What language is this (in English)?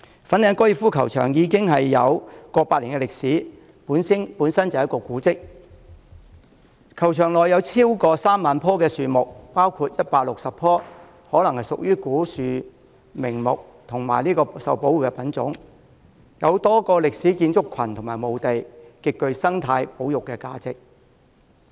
Cantonese